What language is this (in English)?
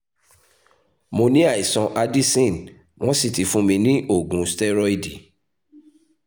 Yoruba